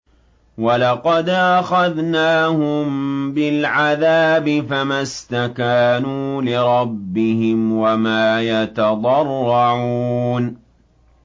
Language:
Arabic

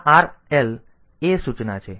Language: Gujarati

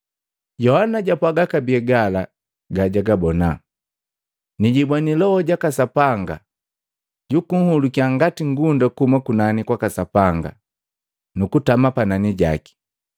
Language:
Matengo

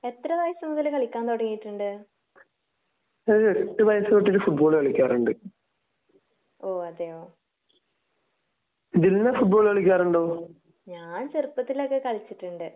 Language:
Malayalam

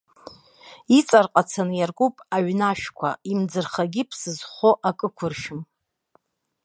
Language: Abkhazian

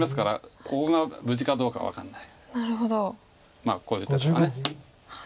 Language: Japanese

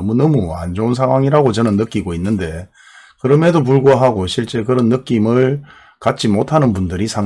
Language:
Korean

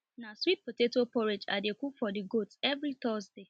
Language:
Nigerian Pidgin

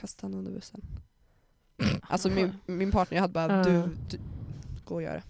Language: Swedish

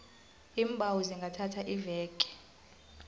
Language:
South Ndebele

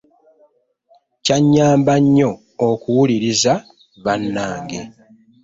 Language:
Ganda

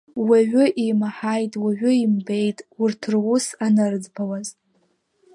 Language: Abkhazian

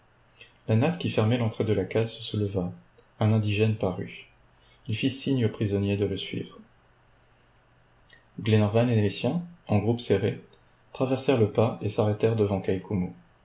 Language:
French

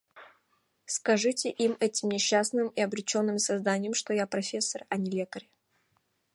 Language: Mari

